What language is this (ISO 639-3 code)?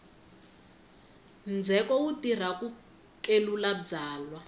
tso